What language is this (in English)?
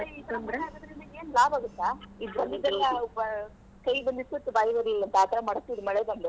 Kannada